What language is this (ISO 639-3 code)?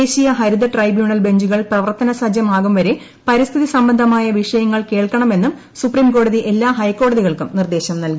mal